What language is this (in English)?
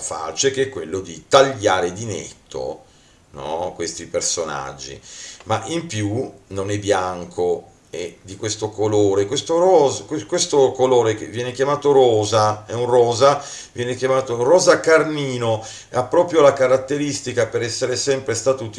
Italian